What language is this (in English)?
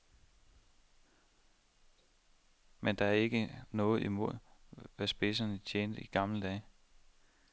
Danish